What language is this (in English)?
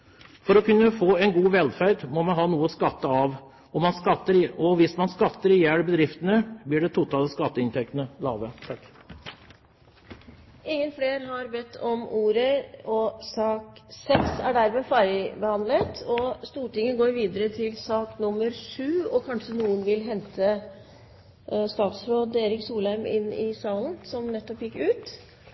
Norwegian